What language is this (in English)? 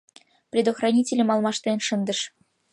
Mari